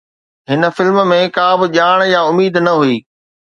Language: Sindhi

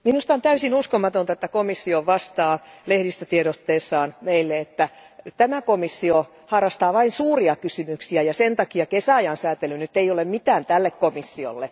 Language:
Finnish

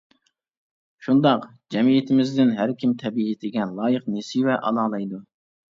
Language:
Uyghur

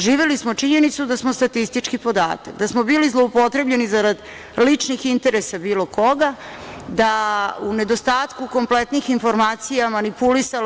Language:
Serbian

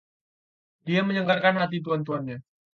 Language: Indonesian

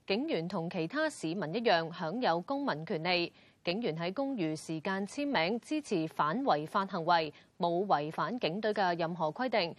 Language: Chinese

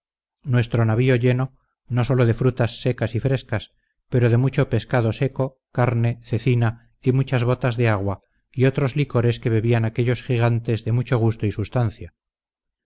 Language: Spanish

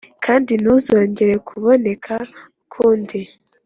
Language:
Kinyarwanda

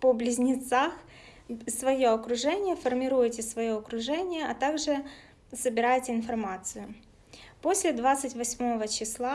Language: Russian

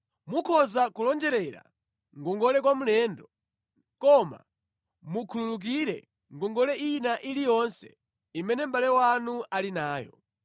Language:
Nyanja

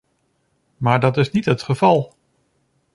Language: Dutch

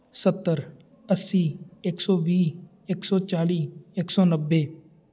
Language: Punjabi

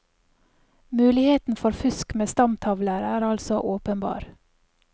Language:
Norwegian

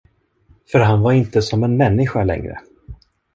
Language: Swedish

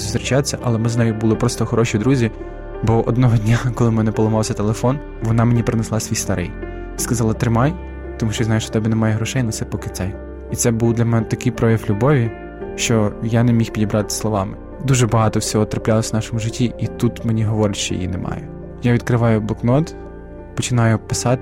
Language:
Ukrainian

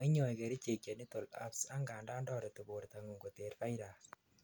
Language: Kalenjin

